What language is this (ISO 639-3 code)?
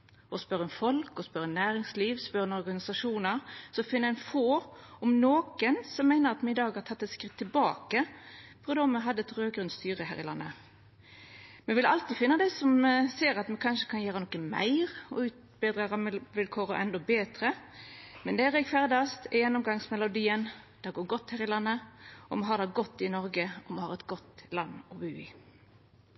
nno